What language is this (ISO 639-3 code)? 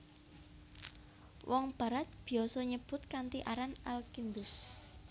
jav